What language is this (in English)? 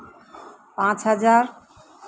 Santali